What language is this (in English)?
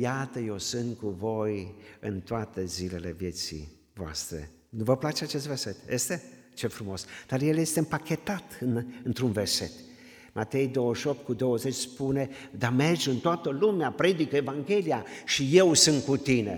Romanian